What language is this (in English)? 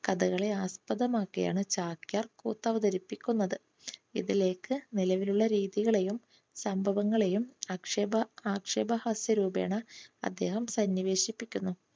Malayalam